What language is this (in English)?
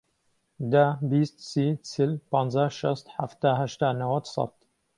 Central Kurdish